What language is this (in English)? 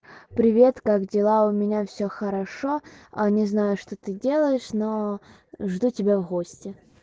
Russian